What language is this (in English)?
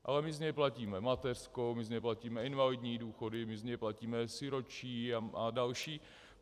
Czech